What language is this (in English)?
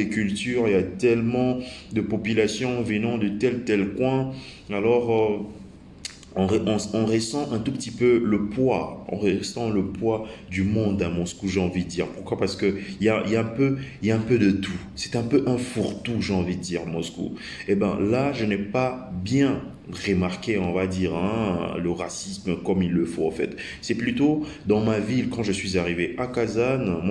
French